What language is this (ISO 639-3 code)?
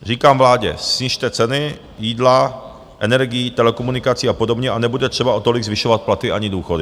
ces